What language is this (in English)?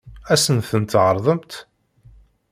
Kabyle